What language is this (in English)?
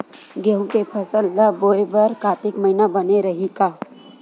Chhattisgarhi